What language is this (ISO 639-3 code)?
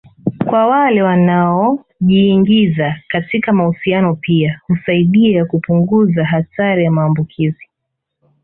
swa